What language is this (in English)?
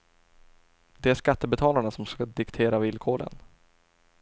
Swedish